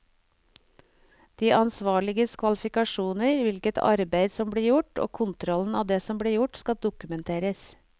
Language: Norwegian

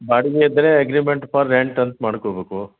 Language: Kannada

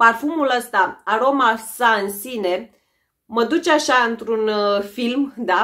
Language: Romanian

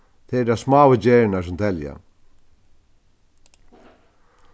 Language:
Faroese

